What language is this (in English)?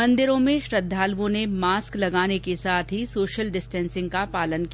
Hindi